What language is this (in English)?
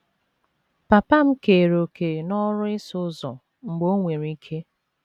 Igbo